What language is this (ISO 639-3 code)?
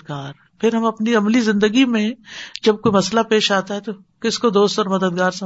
urd